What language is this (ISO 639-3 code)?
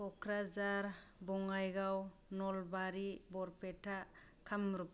brx